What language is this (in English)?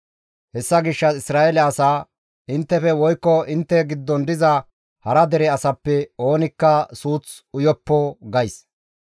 Gamo